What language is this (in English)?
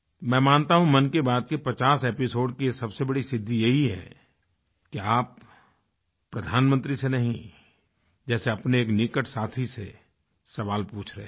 Hindi